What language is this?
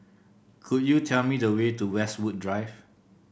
English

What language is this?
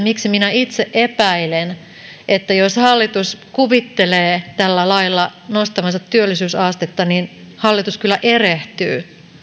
Finnish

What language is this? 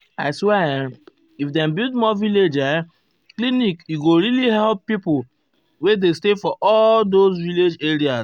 Nigerian Pidgin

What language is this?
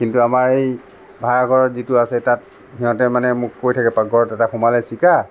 Assamese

